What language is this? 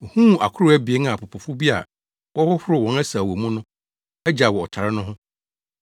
Akan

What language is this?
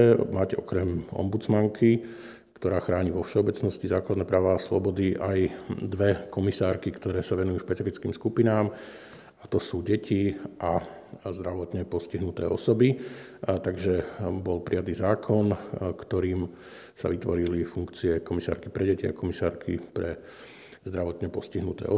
Slovak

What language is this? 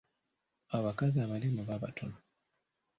Ganda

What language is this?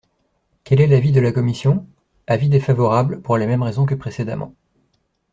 French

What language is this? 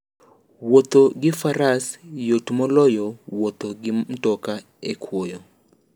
Luo (Kenya and Tanzania)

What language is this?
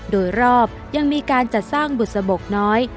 Thai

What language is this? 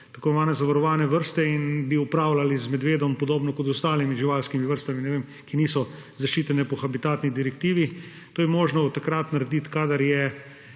Slovenian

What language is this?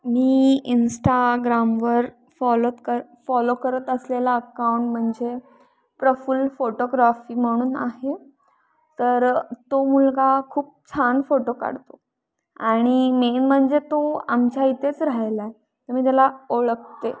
Marathi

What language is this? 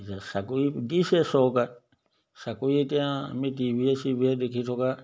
Assamese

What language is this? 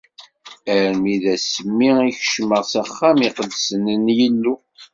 Kabyle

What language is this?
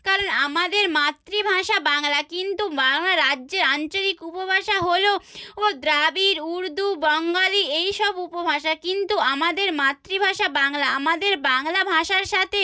Bangla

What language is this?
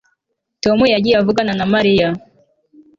Kinyarwanda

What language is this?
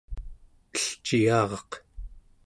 Central Yupik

